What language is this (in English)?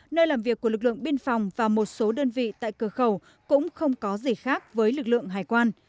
Vietnamese